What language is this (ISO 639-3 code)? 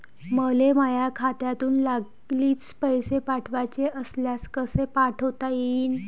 mar